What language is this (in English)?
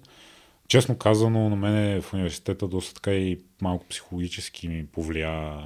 Bulgarian